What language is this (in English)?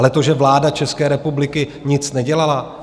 Czech